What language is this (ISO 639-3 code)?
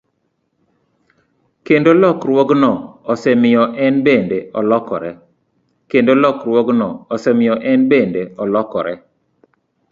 luo